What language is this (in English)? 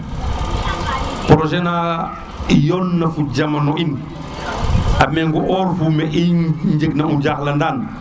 Serer